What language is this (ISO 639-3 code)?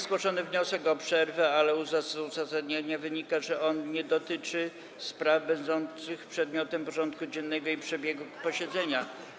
pol